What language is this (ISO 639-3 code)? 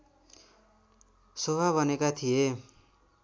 nep